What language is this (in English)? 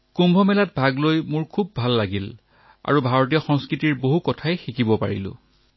Assamese